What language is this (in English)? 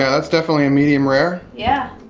English